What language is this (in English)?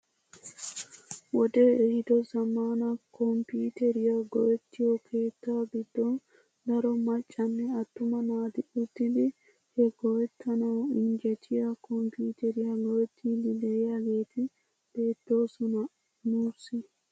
Wolaytta